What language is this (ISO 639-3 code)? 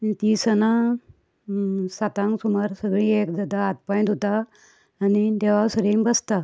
kok